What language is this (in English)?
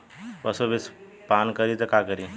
Bhojpuri